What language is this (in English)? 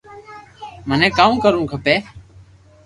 Loarki